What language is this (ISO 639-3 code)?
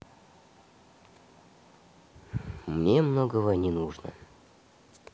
rus